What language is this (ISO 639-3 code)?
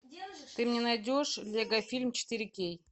rus